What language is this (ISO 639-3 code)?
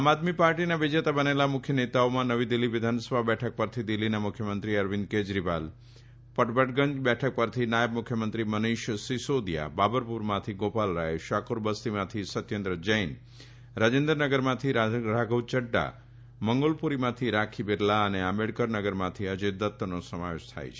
guj